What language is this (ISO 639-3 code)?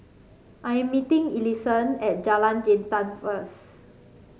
eng